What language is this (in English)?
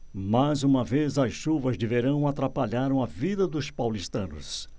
Portuguese